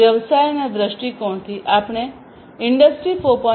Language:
Gujarati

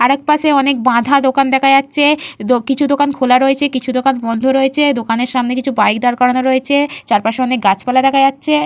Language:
Bangla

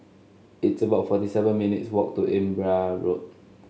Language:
English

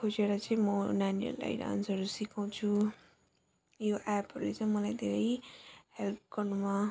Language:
Nepali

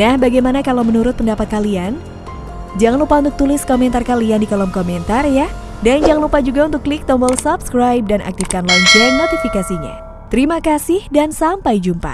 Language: Indonesian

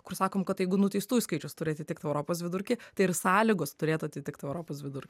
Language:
Lithuanian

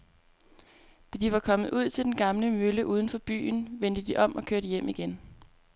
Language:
Danish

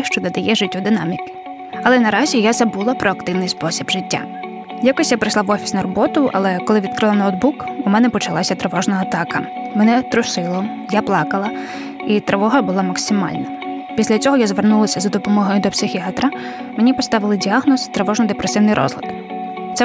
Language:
Ukrainian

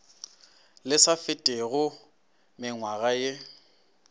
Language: Northern Sotho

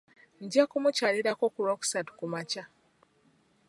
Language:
Ganda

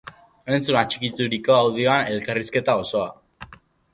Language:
Basque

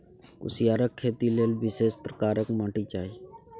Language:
Maithili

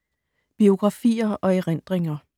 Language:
Danish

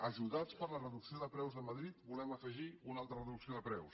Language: Catalan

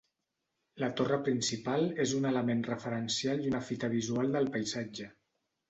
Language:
Catalan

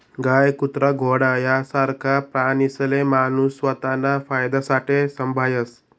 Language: Marathi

